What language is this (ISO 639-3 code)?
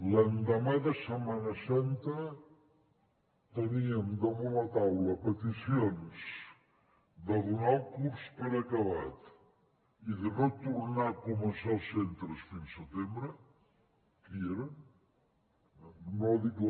cat